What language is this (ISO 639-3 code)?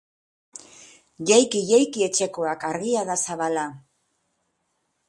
eus